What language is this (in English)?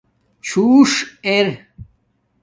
Domaaki